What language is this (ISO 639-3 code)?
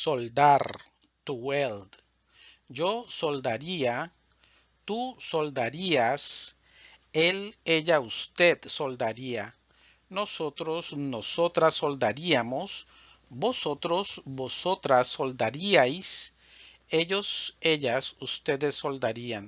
spa